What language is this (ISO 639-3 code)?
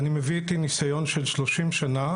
heb